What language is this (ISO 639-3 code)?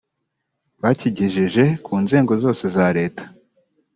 kin